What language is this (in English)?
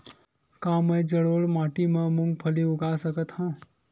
Chhattisgarhi